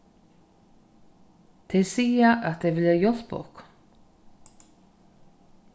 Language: Faroese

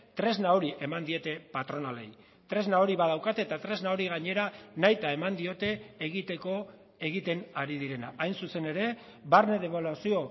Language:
Basque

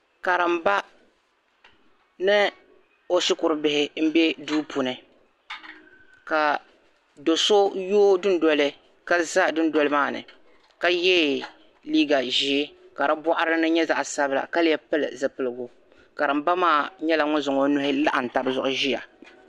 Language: Dagbani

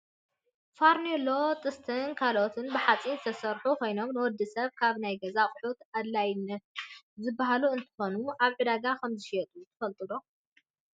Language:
Tigrinya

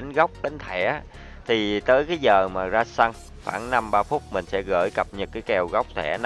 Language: Vietnamese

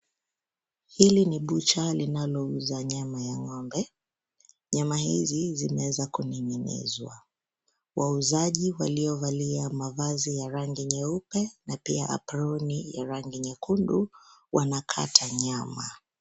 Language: Swahili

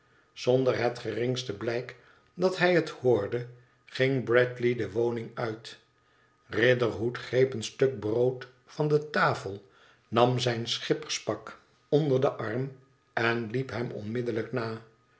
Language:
Dutch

